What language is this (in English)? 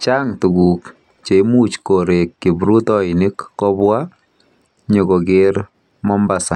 Kalenjin